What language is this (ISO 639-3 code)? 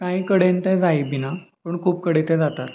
kok